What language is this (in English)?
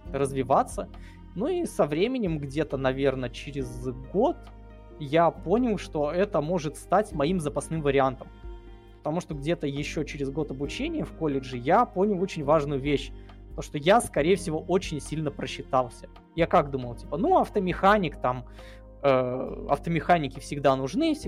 Russian